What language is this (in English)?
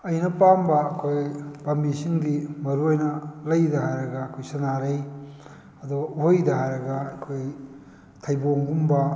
Manipuri